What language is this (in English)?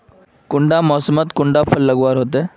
Magahi